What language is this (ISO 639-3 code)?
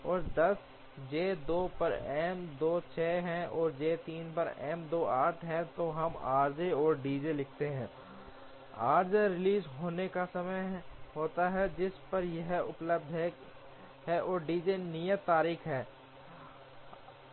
hin